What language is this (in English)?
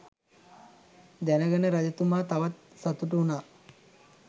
Sinhala